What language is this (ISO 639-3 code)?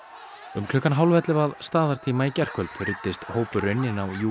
isl